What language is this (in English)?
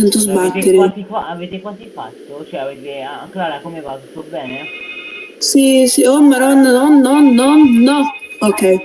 Italian